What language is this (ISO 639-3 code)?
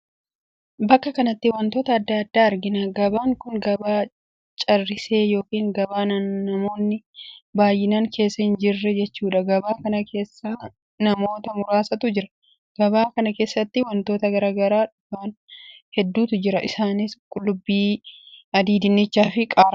orm